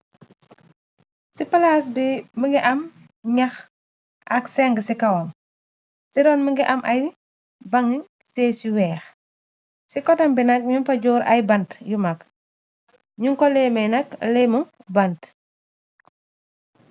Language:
Wolof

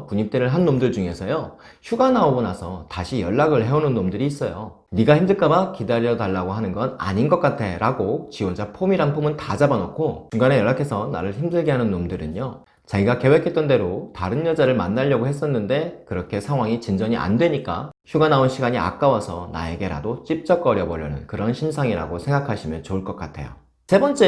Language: Korean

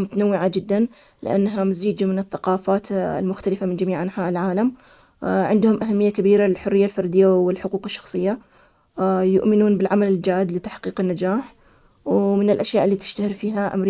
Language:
Omani Arabic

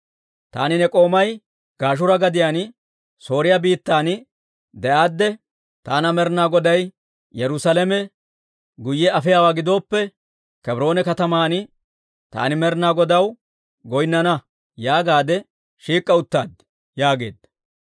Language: Dawro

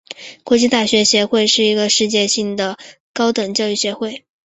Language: Chinese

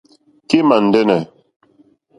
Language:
Mokpwe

